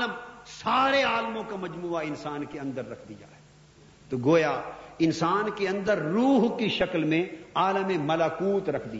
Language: Urdu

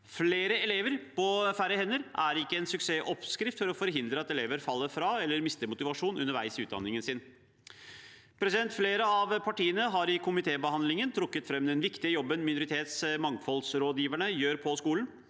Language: Norwegian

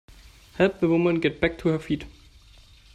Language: English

